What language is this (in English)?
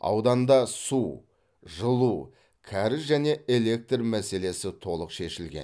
Kazakh